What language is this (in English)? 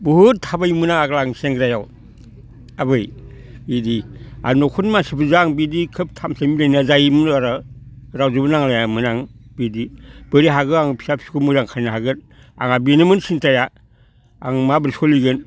Bodo